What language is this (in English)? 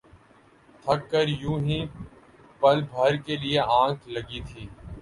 Urdu